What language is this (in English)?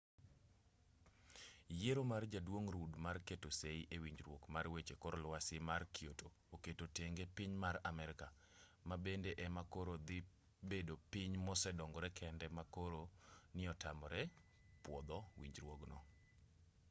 Luo (Kenya and Tanzania)